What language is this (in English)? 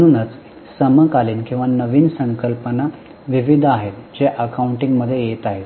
Marathi